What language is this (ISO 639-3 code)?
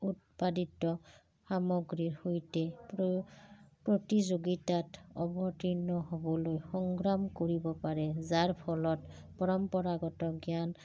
asm